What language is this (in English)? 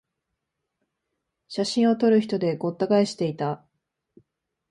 Japanese